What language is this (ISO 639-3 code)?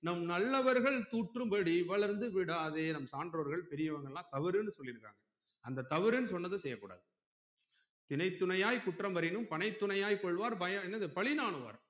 tam